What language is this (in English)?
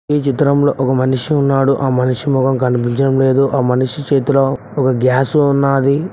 Telugu